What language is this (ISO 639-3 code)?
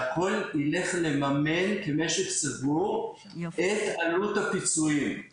heb